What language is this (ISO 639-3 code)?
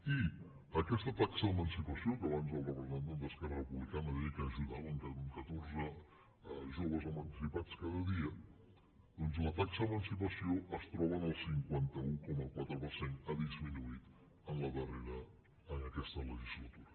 cat